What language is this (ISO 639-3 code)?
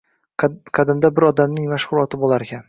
uzb